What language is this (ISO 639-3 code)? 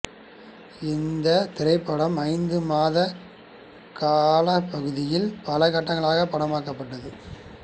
tam